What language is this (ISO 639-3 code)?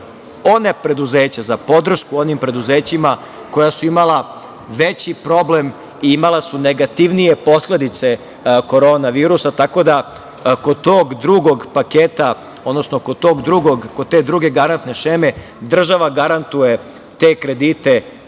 srp